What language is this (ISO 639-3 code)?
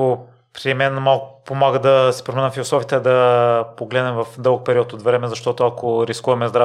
bul